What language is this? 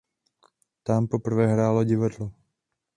Czech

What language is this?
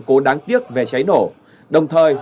Vietnamese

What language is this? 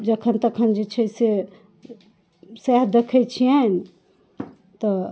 Maithili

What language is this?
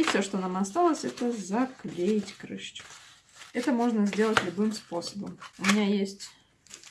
Russian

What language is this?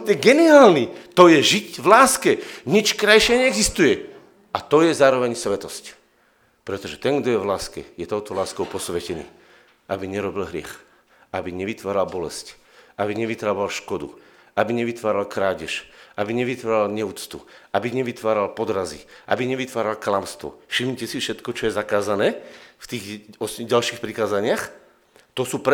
Slovak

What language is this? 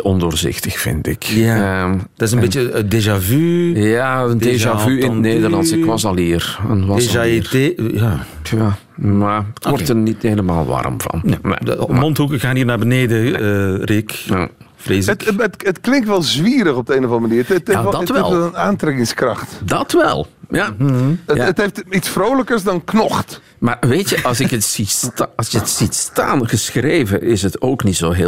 Dutch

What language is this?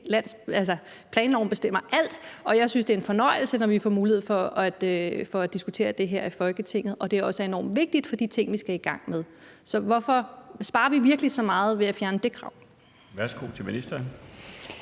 Danish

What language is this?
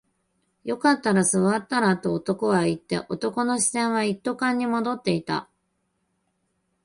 Japanese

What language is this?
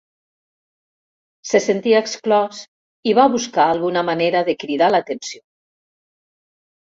Catalan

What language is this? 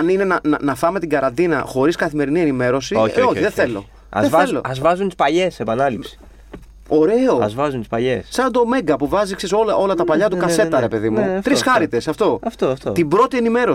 Greek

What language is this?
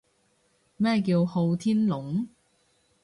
Cantonese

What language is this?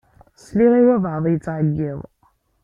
Kabyle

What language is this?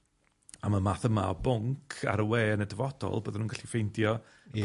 Welsh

